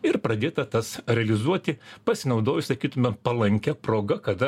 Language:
Lithuanian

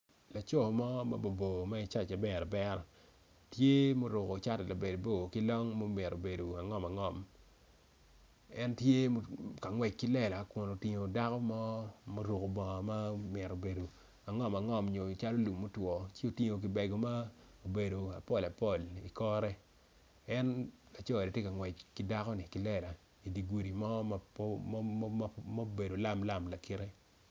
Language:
Acoli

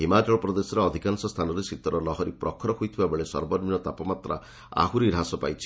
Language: Odia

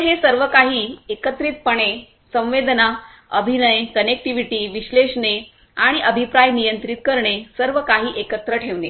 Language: Marathi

